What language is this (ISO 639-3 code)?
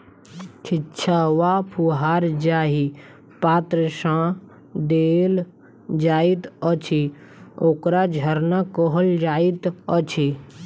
mai